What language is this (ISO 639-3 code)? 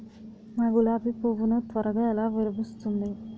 tel